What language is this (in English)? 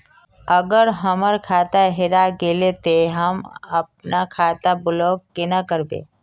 Magahi